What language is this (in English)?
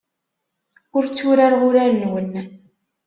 Kabyle